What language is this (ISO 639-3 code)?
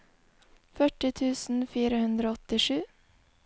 nor